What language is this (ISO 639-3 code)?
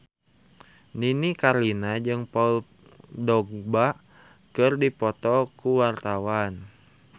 sun